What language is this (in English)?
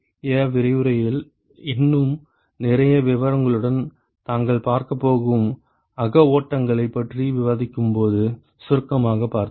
Tamil